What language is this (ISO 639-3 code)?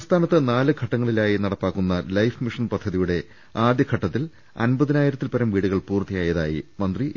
mal